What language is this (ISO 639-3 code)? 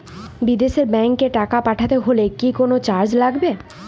ben